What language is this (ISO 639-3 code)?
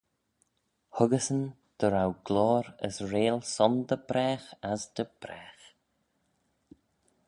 glv